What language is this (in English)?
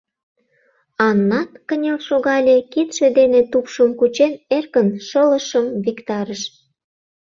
Mari